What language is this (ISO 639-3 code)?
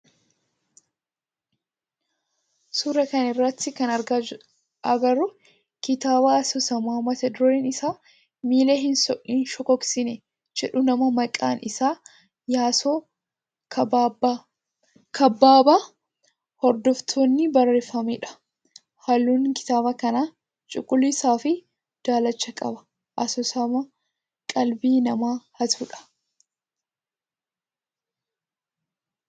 orm